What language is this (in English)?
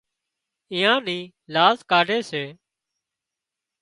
Wadiyara Koli